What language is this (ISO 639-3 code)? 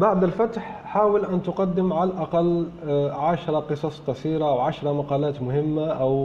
ara